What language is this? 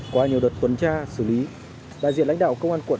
Vietnamese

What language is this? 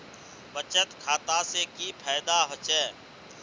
Magahi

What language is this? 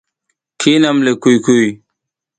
South Giziga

